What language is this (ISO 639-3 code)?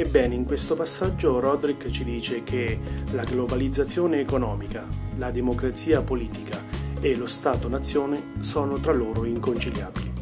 ita